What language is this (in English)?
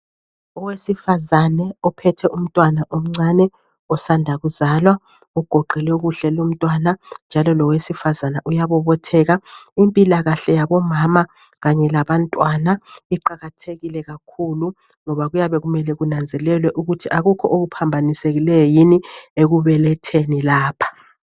North Ndebele